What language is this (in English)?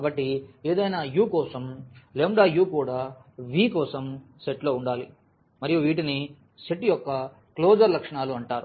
Telugu